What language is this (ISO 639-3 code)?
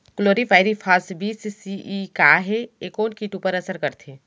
hne